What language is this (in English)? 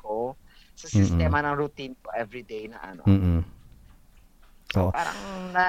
Filipino